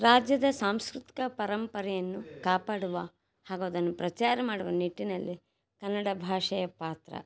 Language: Kannada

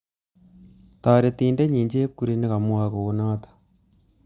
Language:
Kalenjin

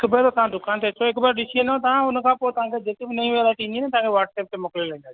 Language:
Sindhi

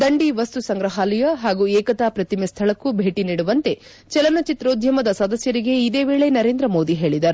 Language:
Kannada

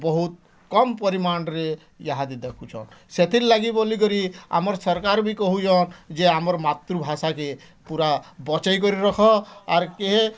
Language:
Odia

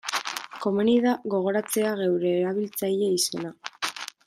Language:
Basque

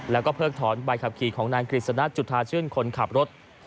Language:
Thai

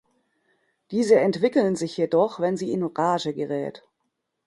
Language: German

